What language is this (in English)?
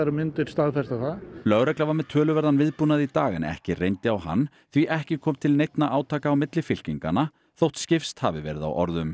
Icelandic